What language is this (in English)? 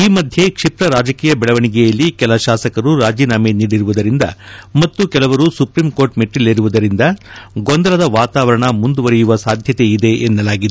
Kannada